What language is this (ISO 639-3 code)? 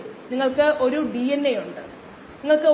mal